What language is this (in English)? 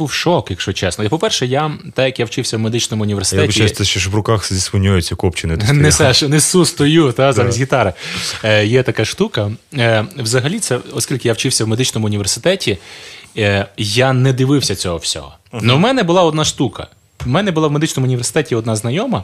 Ukrainian